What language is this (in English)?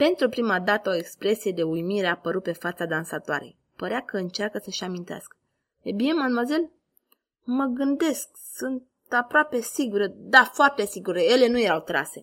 Romanian